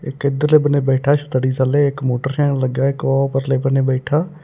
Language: Punjabi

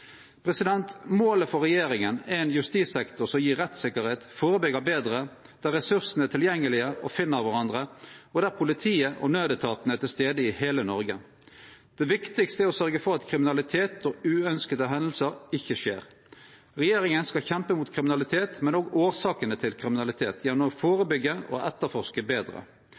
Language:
Norwegian Nynorsk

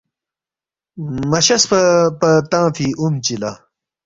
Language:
Balti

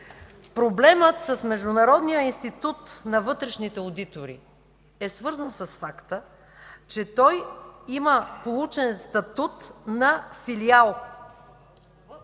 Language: Bulgarian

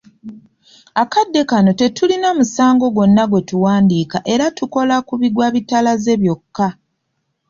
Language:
Ganda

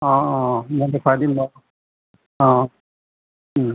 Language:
Assamese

